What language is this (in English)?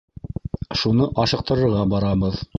Bashkir